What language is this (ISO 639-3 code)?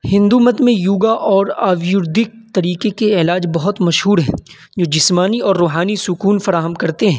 urd